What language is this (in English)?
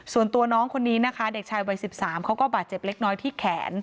Thai